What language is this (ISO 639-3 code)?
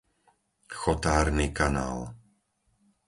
slk